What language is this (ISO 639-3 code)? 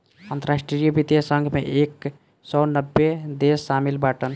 bho